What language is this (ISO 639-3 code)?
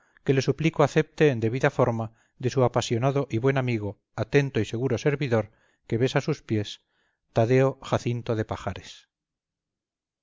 spa